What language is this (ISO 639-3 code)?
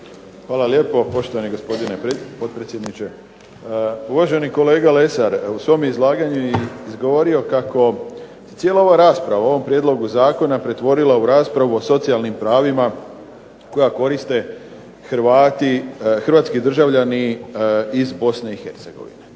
hrv